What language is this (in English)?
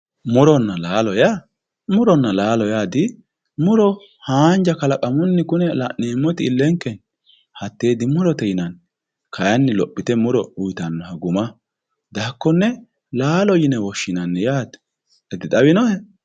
Sidamo